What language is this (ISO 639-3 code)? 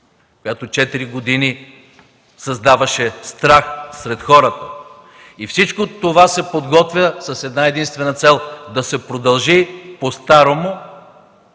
bul